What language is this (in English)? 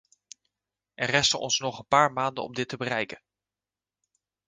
Dutch